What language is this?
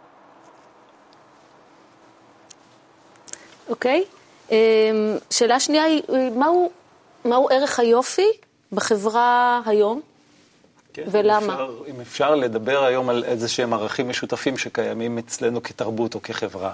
Hebrew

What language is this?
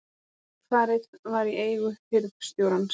Icelandic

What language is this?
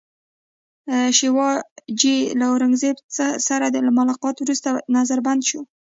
Pashto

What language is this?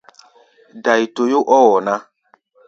Gbaya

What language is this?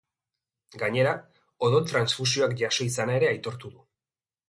Basque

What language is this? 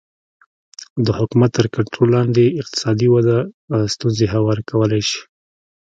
Pashto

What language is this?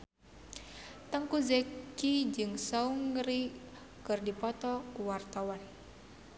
Sundanese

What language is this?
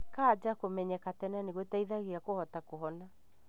Kikuyu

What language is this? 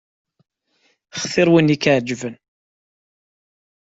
Kabyle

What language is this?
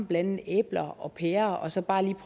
Danish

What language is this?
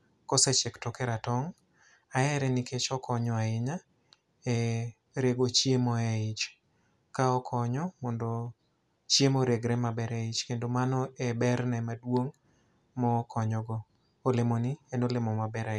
Luo (Kenya and Tanzania)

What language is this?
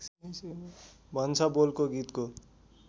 Nepali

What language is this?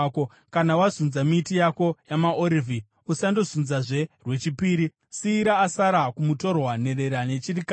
Shona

